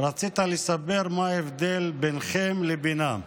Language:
Hebrew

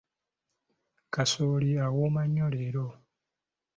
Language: Ganda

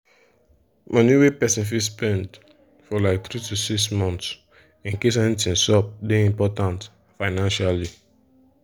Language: Nigerian Pidgin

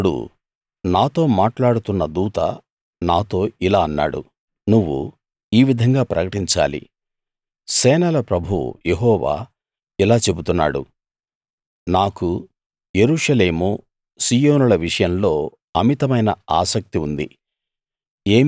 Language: Telugu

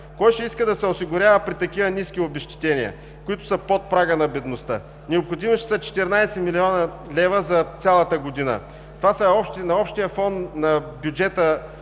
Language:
Bulgarian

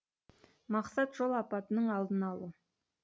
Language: Kazakh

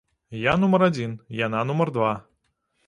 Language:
Belarusian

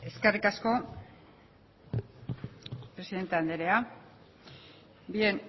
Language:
Basque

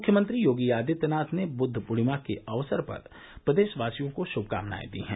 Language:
Hindi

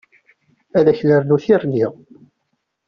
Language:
Kabyle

